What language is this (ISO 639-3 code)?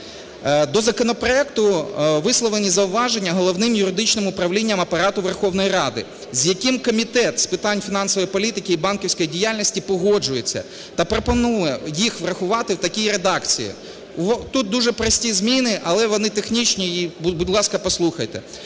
ukr